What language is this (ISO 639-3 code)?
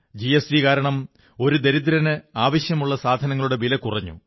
mal